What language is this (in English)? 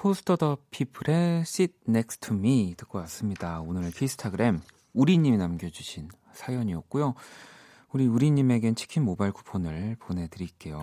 Korean